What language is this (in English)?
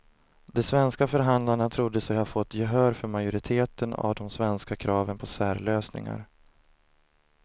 Swedish